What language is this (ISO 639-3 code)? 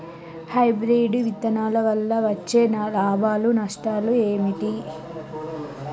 tel